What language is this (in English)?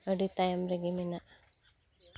Santali